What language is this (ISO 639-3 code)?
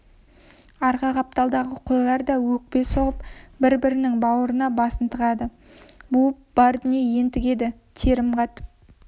kaz